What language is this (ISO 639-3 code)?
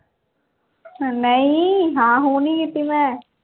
pan